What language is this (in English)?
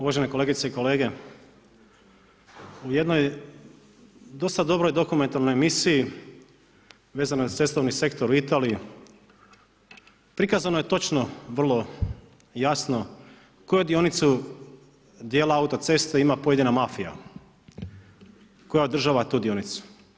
Croatian